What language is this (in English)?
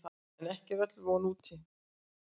Icelandic